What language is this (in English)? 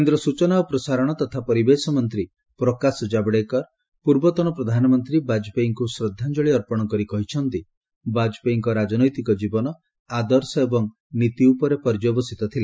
Odia